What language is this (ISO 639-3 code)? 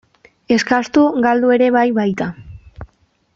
eus